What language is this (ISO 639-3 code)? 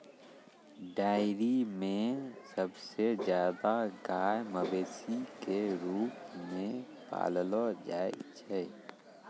mai